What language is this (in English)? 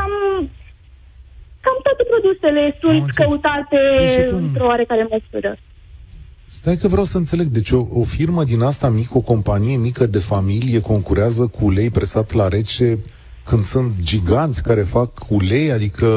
Romanian